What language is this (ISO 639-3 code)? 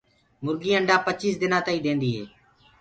ggg